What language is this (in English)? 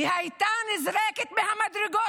Hebrew